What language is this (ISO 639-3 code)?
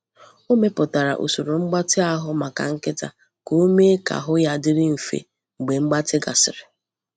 ibo